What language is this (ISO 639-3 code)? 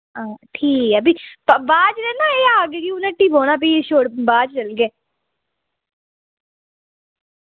doi